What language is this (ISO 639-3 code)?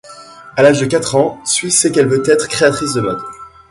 fra